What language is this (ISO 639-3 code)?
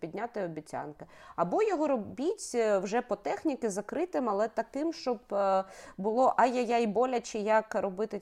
ukr